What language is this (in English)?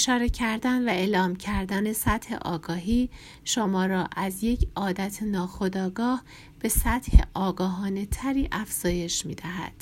Persian